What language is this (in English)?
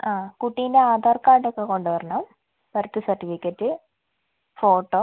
Malayalam